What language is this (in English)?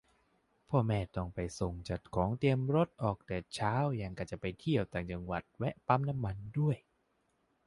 Thai